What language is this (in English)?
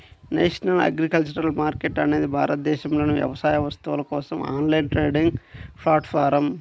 Telugu